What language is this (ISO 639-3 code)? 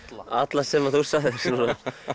isl